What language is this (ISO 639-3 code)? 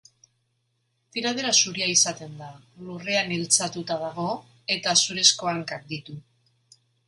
eus